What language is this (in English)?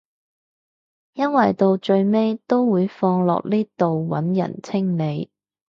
Cantonese